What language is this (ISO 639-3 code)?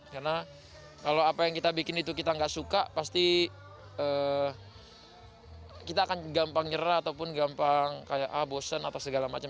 ind